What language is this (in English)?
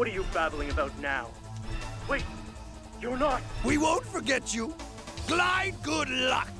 Portuguese